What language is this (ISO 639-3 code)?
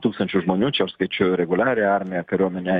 lit